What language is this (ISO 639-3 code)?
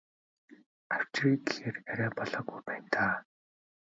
mon